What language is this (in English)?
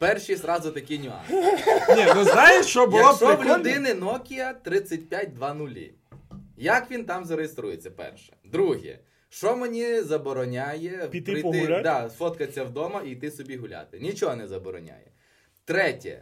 Ukrainian